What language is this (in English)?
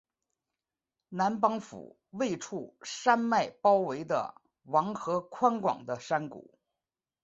Chinese